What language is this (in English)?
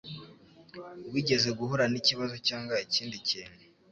Kinyarwanda